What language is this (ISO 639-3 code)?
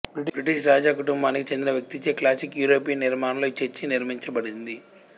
tel